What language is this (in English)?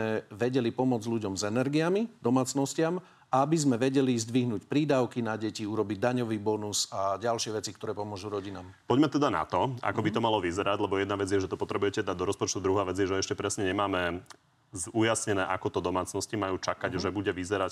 Slovak